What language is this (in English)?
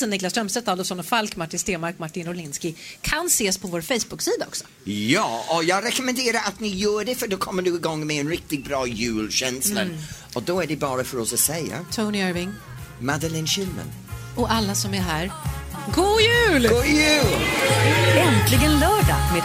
Swedish